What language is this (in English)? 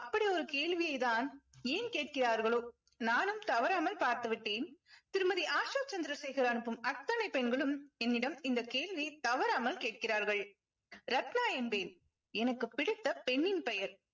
Tamil